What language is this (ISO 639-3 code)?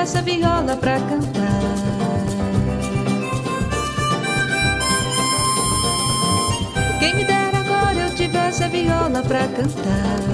ron